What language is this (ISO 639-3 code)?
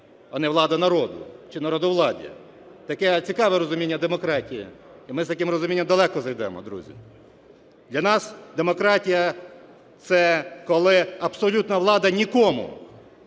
ukr